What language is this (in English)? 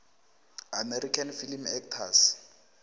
South Ndebele